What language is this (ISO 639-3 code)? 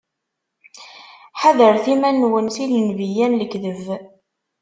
kab